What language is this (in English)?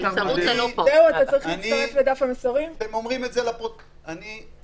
Hebrew